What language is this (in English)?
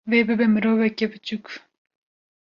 Kurdish